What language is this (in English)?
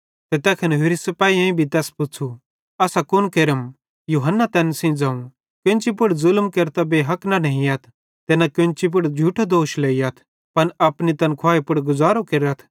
Bhadrawahi